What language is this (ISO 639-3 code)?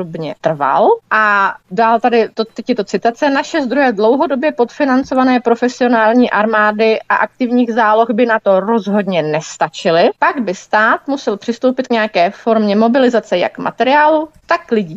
ces